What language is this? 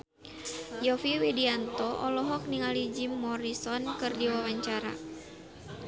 Sundanese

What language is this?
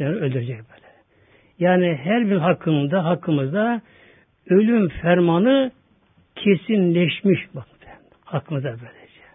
Turkish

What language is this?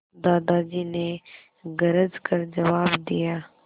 Hindi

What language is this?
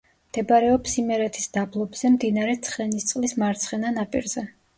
Georgian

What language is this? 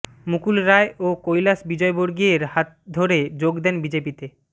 Bangla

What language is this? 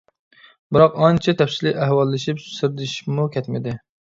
Uyghur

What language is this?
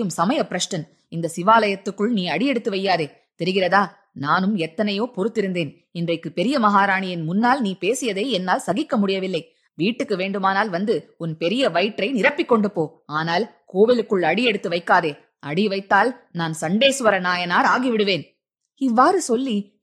Tamil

